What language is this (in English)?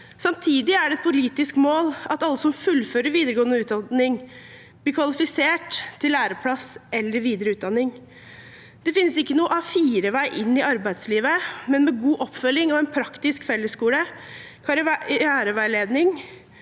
Norwegian